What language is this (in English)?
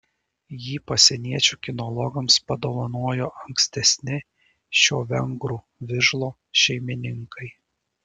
Lithuanian